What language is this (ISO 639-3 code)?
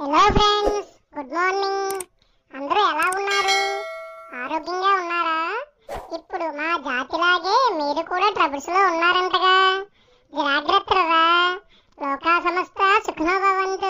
kor